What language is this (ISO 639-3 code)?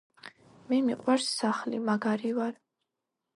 kat